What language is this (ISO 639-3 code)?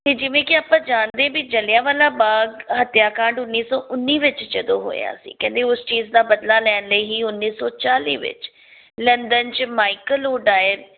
pan